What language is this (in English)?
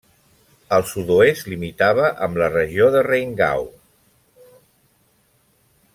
Catalan